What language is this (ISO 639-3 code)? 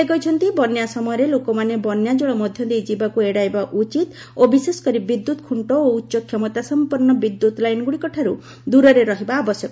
ori